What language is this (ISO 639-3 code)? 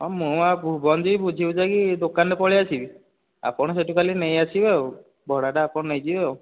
ori